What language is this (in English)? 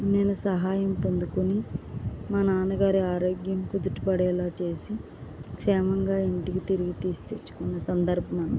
Telugu